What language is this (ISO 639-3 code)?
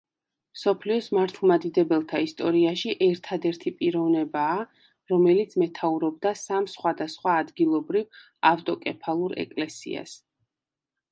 kat